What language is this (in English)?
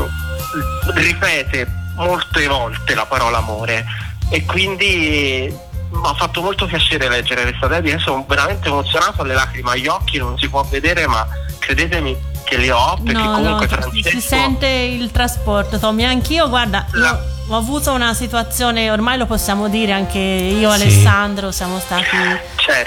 Italian